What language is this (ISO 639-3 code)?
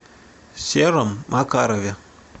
rus